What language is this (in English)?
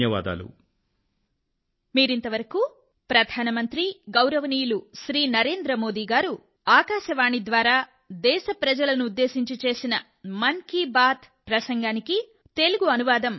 Telugu